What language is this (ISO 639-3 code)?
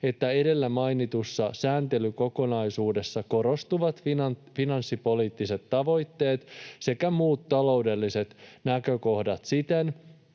fin